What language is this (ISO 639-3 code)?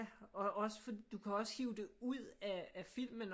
dan